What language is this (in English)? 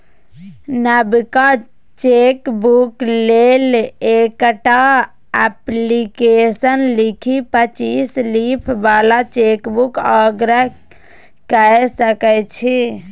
Maithili